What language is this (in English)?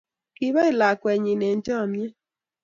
Kalenjin